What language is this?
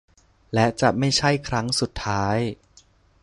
Thai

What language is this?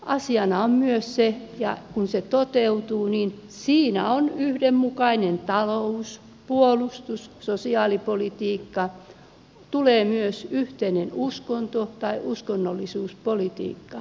Finnish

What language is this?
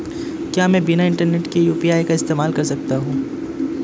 Hindi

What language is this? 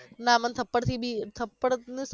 Gujarati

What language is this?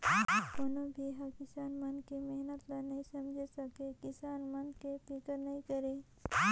Chhattisgarhi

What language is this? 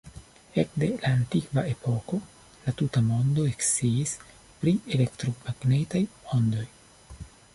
Esperanto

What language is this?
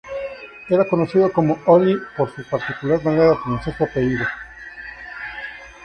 Spanish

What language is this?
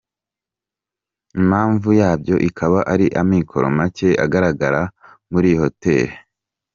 Kinyarwanda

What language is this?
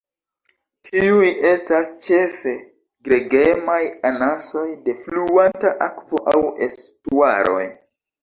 Esperanto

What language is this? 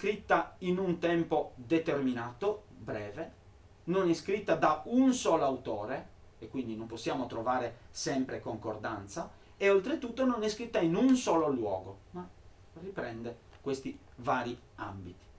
Italian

